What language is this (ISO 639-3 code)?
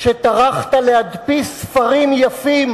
heb